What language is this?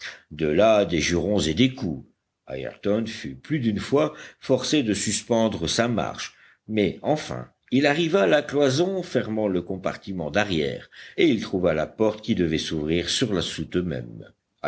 French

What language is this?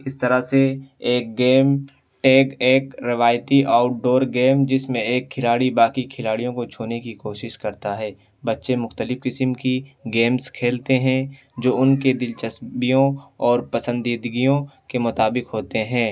Urdu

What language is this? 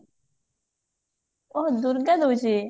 Odia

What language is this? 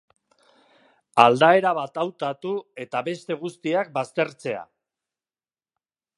Basque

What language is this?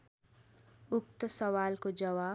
Nepali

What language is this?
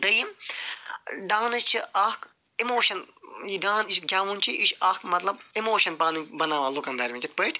Kashmiri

